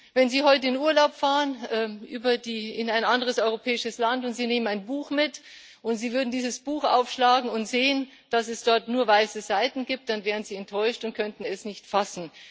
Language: German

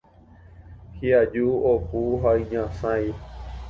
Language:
Guarani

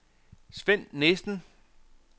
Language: Danish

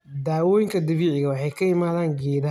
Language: Somali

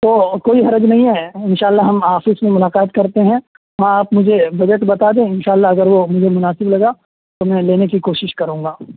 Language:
Urdu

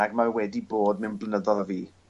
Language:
Welsh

